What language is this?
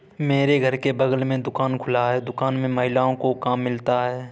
Hindi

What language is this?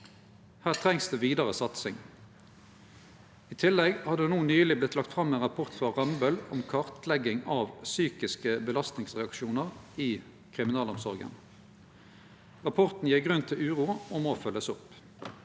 Norwegian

